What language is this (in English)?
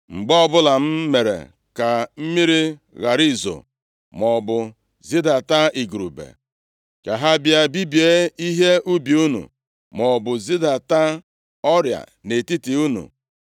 Igbo